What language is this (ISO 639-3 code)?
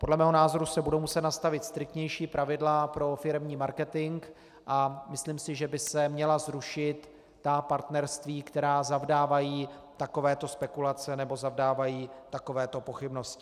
ces